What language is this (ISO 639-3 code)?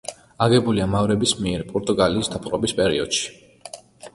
kat